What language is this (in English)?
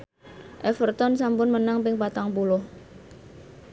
Javanese